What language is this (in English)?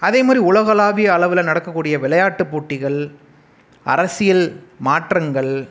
Tamil